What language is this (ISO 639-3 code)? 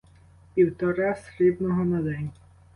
ukr